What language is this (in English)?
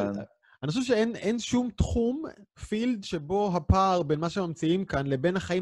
Hebrew